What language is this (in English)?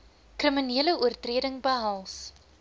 Afrikaans